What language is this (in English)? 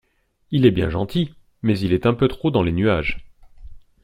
French